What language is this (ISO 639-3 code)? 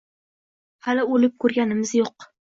uzb